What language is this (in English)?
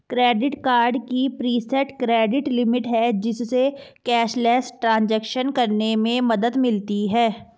Hindi